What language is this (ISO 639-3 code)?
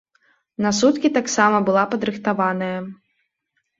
bel